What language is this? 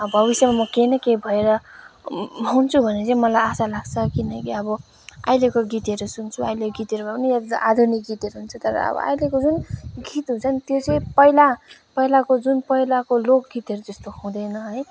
Nepali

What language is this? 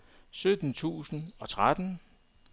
Danish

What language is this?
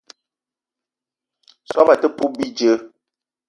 Eton (Cameroon)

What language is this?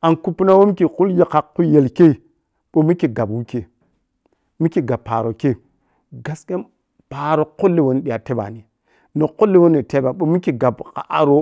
Piya-Kwonci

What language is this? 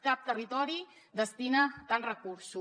Catalan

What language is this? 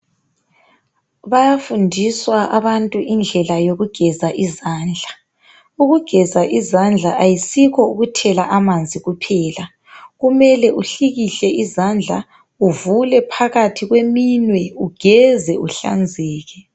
North Ndebele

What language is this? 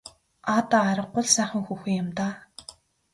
Mongolian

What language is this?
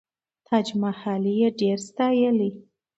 Pashto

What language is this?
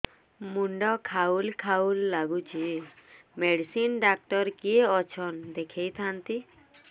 Odia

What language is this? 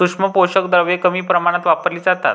Marathi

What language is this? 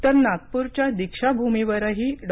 Marathi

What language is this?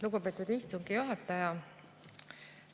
Estonian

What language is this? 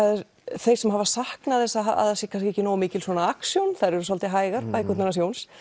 Icelandic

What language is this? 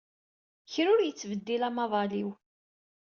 Kabyle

